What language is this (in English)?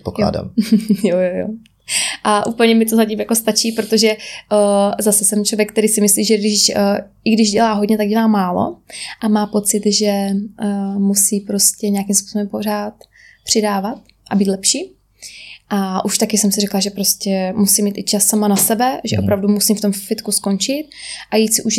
Czech